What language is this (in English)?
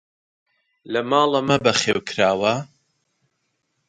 Central Kurdish